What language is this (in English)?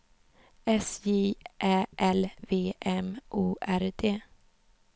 Swedish